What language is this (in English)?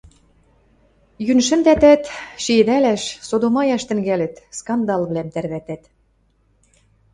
Western Mari